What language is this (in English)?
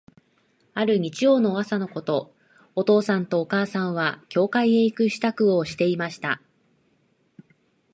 Japanese